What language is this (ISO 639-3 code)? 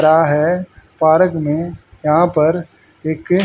hin